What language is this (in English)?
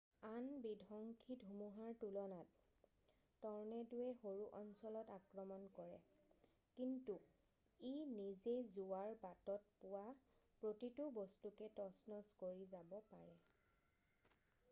Assamese